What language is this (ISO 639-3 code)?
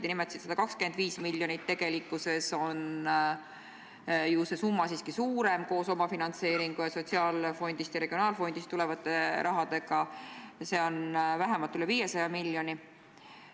est